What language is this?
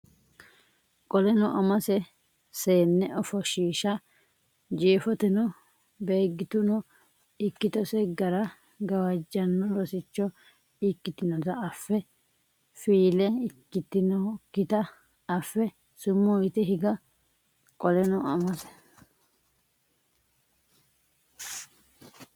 Sidamo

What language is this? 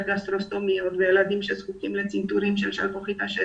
Hebrew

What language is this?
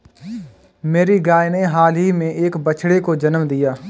Hindi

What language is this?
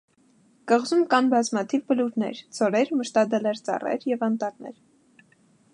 Armenian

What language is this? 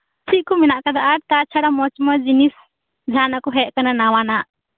Santali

